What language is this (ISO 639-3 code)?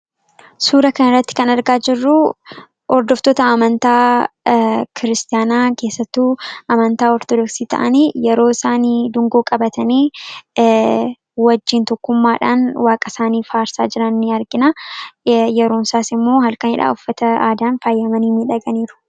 orm